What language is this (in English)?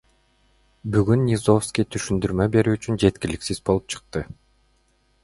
Kyrgyz